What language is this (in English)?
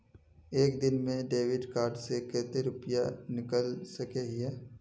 Magahi